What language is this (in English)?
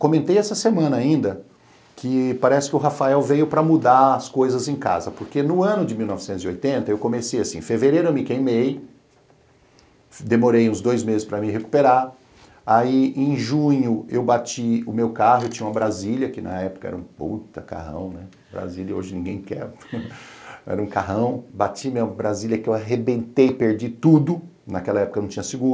Portuguese